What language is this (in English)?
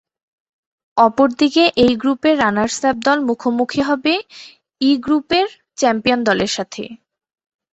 Bangla